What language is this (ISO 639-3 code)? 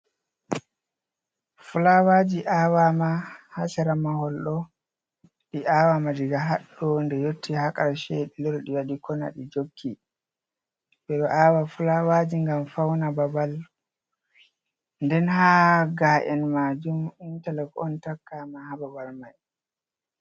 ful